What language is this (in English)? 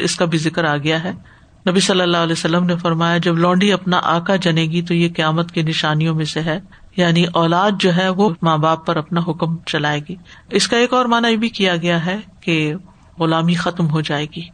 Urdu